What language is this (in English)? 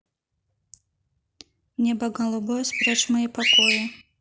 Russian